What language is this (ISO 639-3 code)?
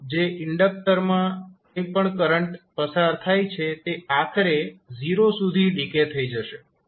guj